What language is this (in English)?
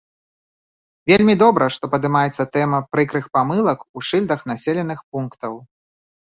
Belarusian